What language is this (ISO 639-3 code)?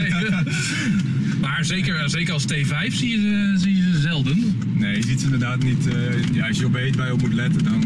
nld